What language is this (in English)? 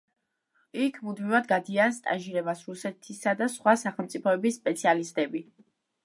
Georgian